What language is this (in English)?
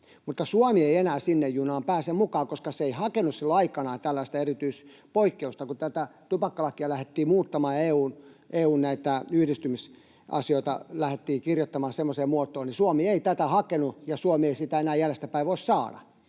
Finnish